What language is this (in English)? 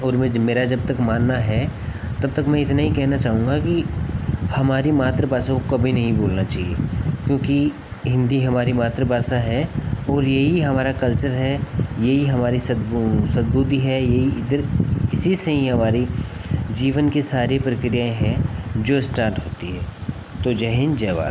Hindi